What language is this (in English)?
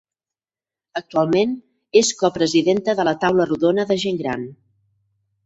Catalan